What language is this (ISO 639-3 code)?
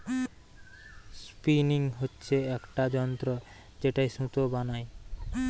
ben